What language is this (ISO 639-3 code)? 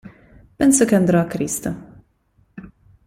ita